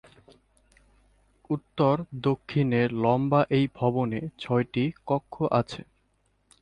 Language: Bangla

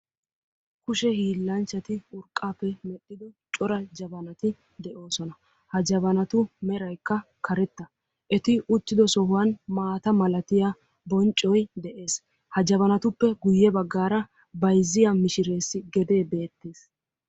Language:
Wolaytta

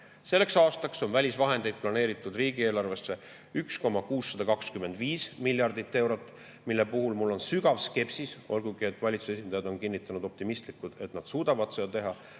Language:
Estonian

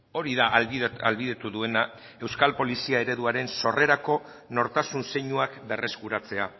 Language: Basque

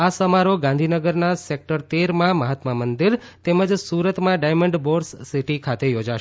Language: Gujarati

